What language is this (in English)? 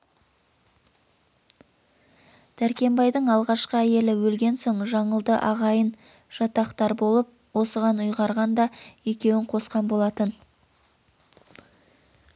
Kazakh